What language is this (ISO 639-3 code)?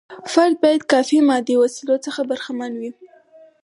pus